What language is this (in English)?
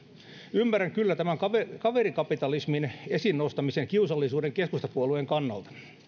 Finnish